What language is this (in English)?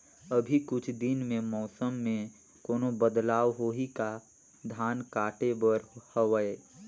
Chhattisgarhi